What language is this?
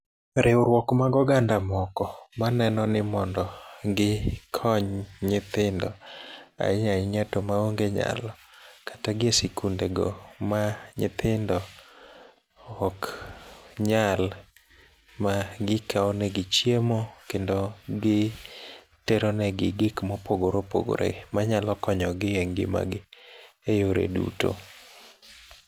Luo (Kenya and Tanzania)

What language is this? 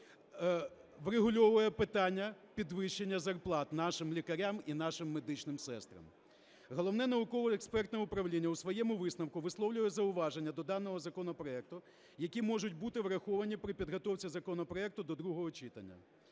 Ukrainian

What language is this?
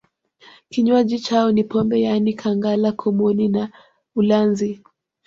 Swahili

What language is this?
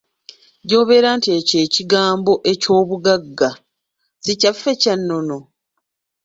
Ganda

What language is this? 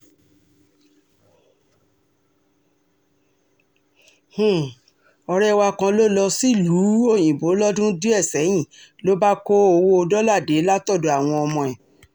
Yoruba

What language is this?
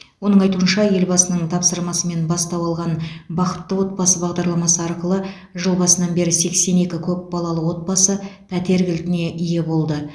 Kazakh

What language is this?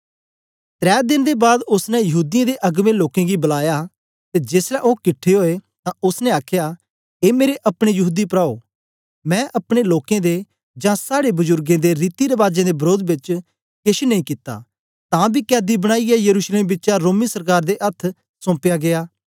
Dogri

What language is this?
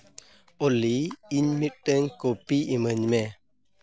Santali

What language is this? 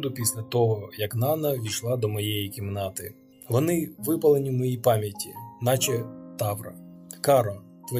Ukrainian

